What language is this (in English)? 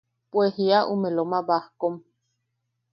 Yaqui